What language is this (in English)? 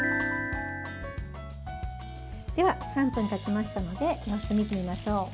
Japanese